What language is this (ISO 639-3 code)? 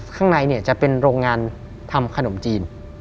tha